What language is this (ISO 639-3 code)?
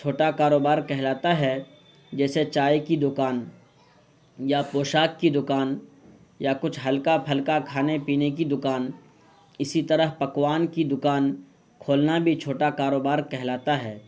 urd